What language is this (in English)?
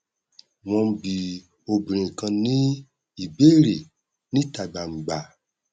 Yoruba